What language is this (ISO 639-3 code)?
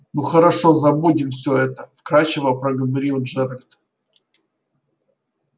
rus